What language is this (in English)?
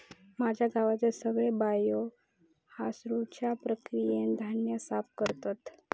Marathi